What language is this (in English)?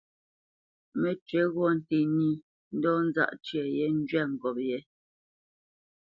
Bamenyam